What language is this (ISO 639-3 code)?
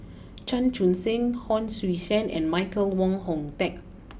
eng